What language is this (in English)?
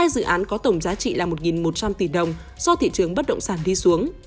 Vietnamese